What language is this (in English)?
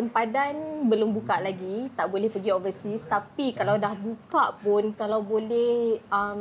Malay